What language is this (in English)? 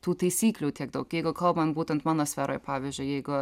Lithuanian